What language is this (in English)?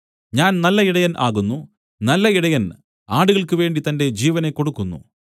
Malayalam